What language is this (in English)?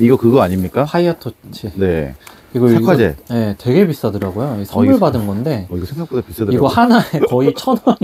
Korean